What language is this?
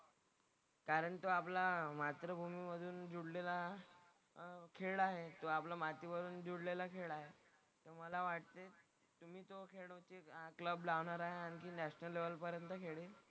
Marathi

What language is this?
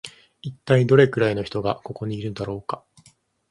Japanese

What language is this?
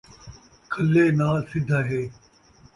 Saraiki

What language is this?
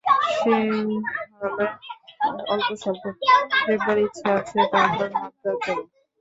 Bangla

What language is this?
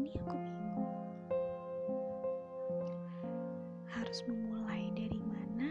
Indonesian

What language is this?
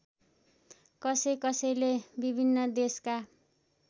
Nepali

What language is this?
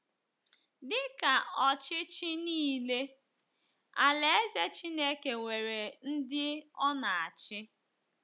Igbo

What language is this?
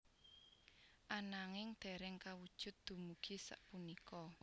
Javanese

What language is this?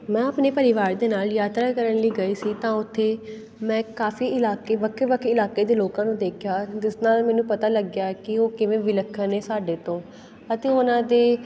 Punjabi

